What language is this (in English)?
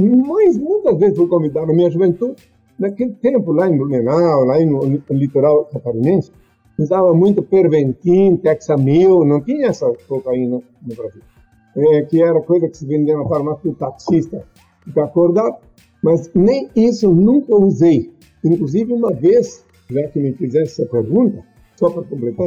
Portuguese